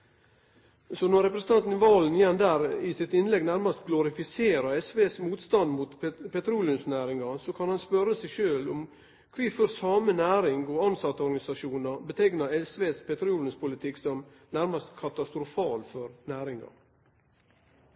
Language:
Norwegian Nynorsk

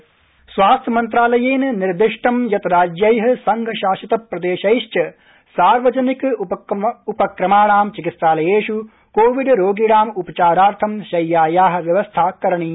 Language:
Sanskrit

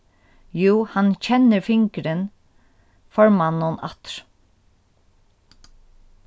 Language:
Faroese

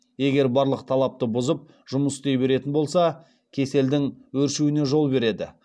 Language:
Kazakh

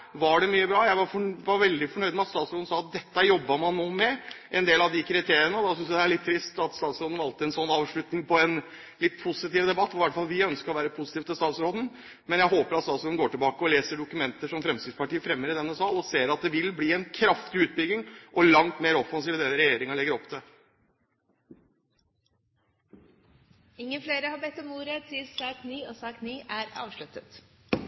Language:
Norwegian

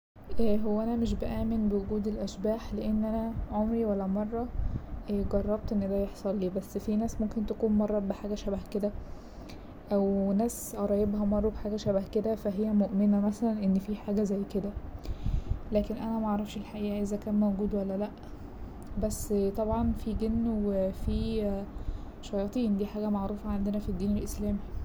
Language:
Egyptian Arabic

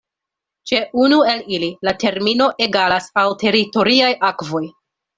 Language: Esperanto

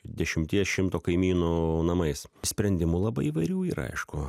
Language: Lithuanian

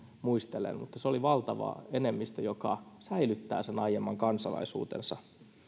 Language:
Finnish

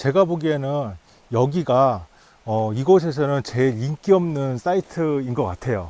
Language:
Korean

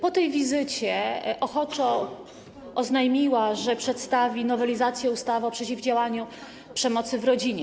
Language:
Polish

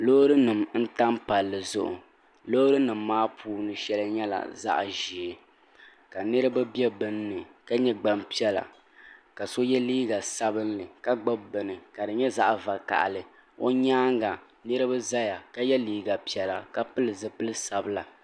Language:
Dagbani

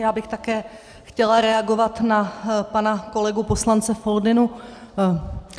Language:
Czech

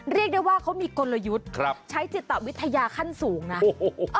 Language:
Thai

